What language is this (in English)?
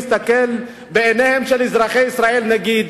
Hebrew